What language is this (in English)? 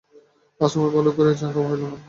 Bangla